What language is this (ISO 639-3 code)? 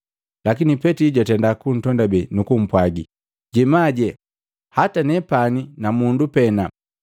mgv